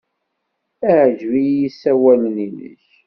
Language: Kabyle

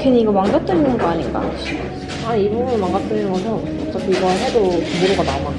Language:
Korean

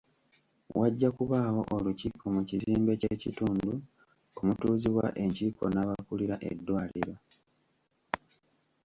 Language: Ganda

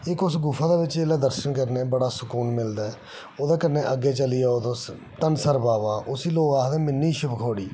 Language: Dogri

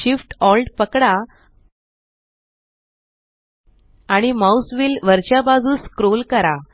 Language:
Marathi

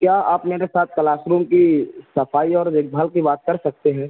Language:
Urdu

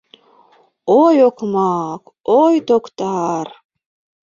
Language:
Mari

